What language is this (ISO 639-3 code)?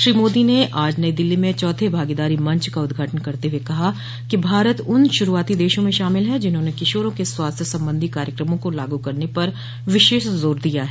hin